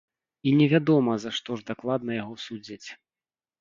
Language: Belarusian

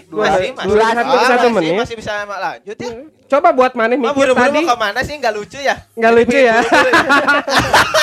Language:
Indonesian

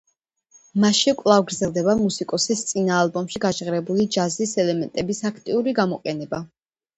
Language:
Georgian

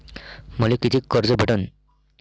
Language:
Marathi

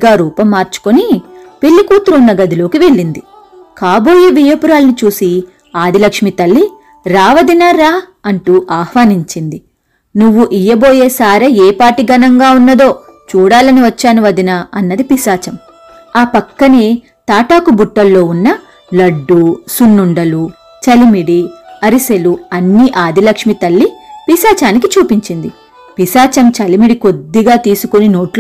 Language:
Telugu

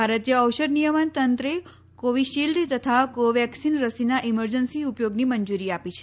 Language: Gujarati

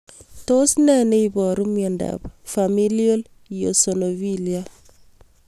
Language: Kalenjin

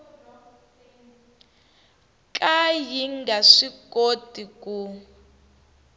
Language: Tsonga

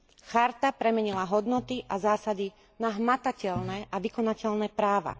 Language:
Slovak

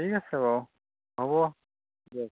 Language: Assamese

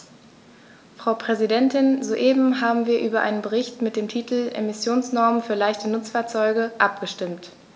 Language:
German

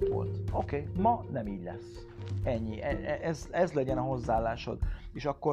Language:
Hungarian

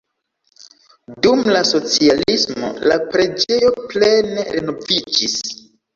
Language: Esperanto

